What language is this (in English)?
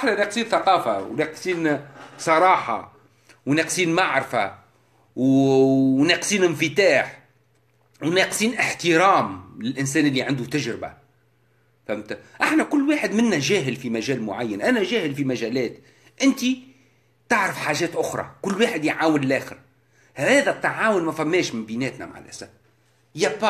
Arabic